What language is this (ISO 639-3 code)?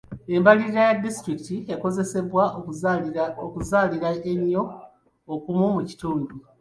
lug